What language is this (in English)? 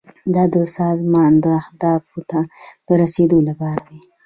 Pashto